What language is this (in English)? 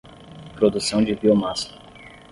Portuguese